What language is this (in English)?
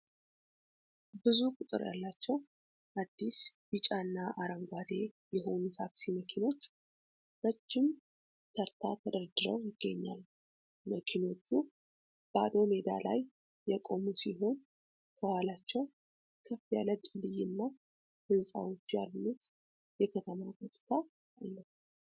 Amharic